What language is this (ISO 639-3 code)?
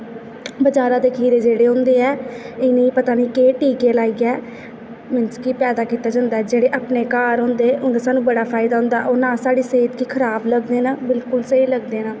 doi